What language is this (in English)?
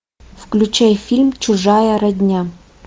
Russian